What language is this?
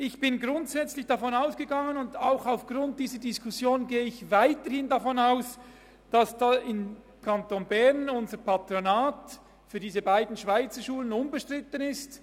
Swiss German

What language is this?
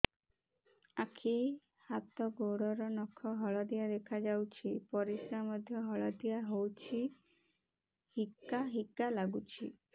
Odia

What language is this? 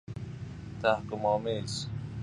Persian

